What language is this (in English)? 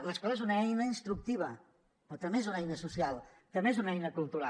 Catalan